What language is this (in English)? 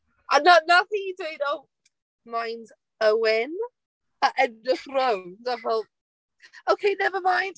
Welsh